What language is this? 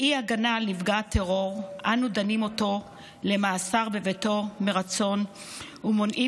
Hebrew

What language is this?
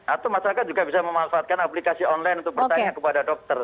Indonesian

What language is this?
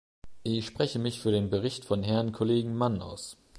German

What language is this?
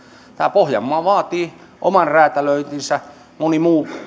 Finnish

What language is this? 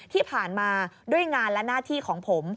Thai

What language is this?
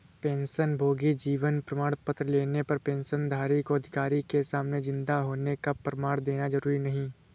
Hindi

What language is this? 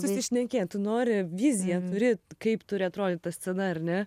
Lithuanian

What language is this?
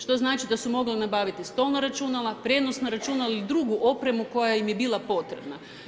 Croatian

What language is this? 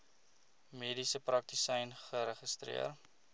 Afrikaans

